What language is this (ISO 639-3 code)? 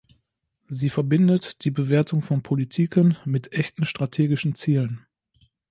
deu